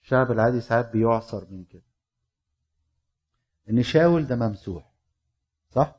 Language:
Arabic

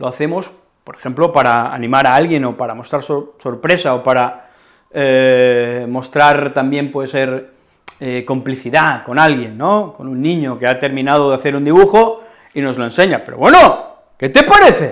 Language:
Spanish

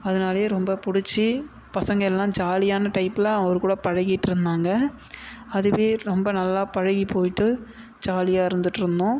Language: Tamil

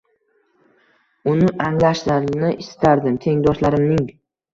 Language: Uzbek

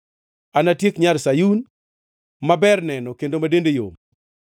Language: Luo (Kenya and Tanzania)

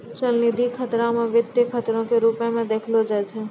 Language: Maithili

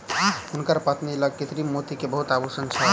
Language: Maithili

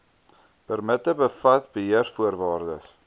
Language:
Afrikaans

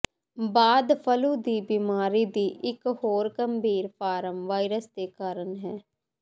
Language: Punjabi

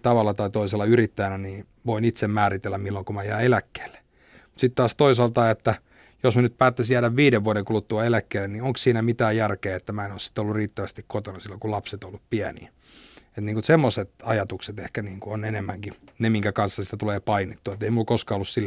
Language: Finnish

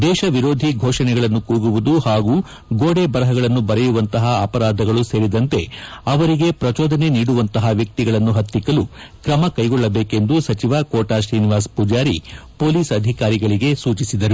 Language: Kannada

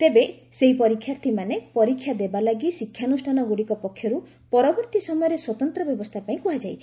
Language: Odia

